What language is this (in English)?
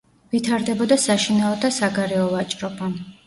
Georgian